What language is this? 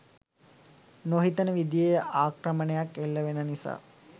Sinhala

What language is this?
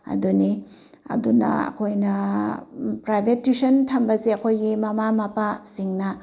Manipuri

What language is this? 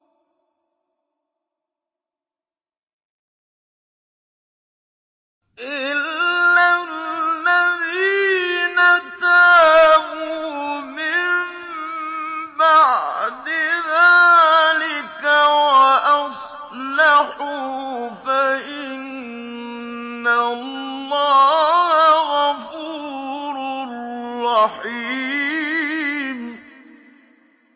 Arabic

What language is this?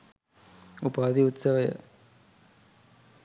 Sinhala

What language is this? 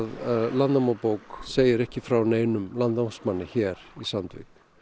Icelandic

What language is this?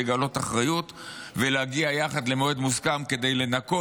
Hebrew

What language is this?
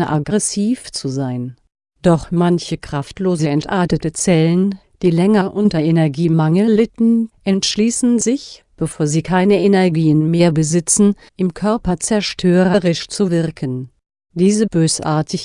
German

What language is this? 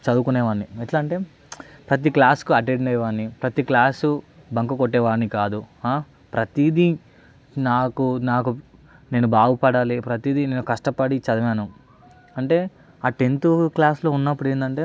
Telugu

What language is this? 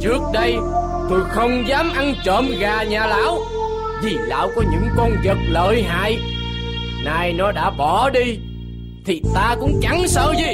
Vietnamese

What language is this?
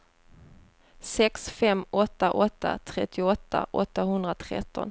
Swedish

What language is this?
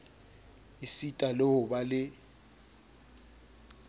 Southern Sotho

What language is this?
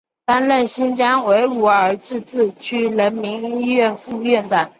Chinese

